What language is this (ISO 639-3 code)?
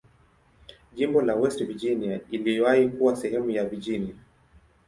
swa